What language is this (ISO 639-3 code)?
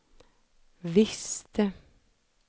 swe